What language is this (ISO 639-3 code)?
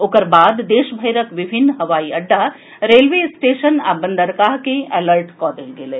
mai